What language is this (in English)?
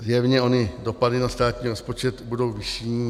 Czech